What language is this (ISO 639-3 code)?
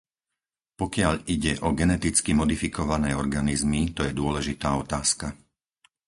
slk